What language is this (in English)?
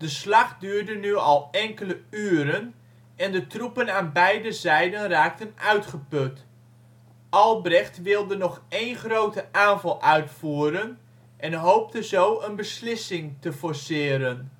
Dutch